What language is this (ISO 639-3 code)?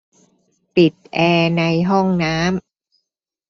tha